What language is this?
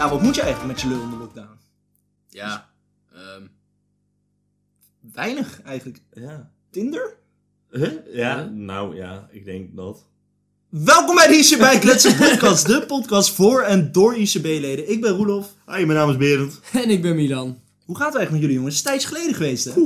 Dutch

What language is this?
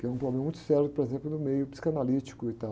Portuguese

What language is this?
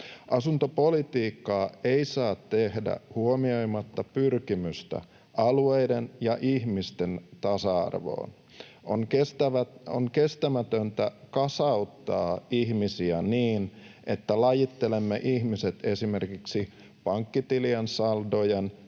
Finnish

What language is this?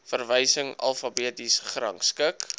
Afrikaans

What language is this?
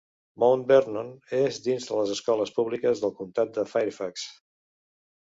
Catalan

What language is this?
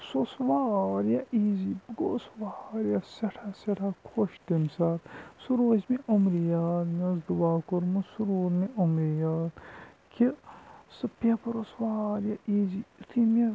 Kashmiri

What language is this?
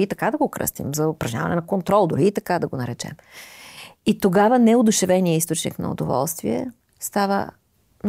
Bulgarian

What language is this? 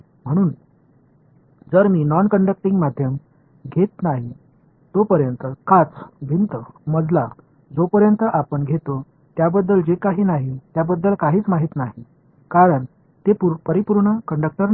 Marathi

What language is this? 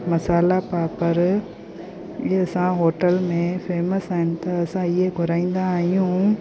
Sindhi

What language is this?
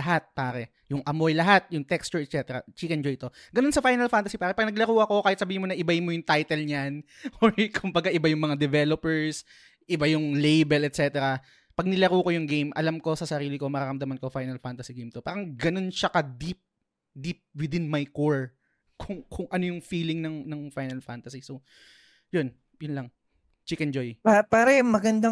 Filipino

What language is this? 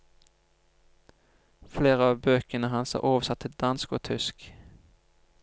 Norwegian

